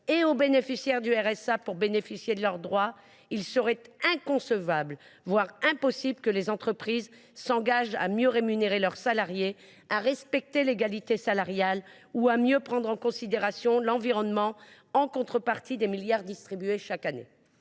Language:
French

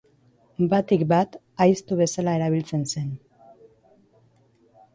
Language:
Basque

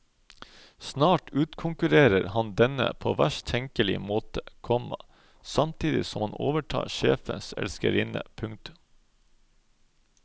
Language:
Norwegian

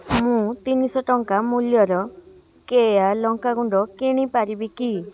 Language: Odia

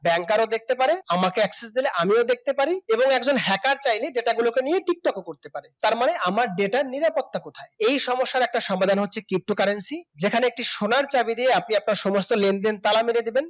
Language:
Bangla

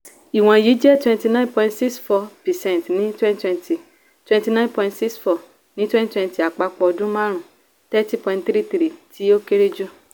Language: Yoruba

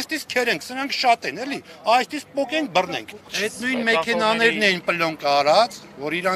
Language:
Turkish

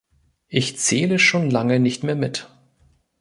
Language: German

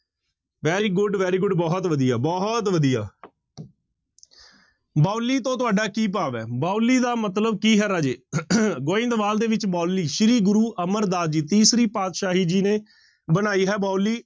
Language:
Punjabi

